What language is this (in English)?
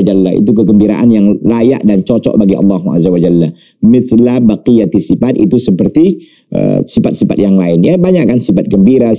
Indonesian